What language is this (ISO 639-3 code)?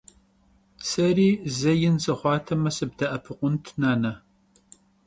kbd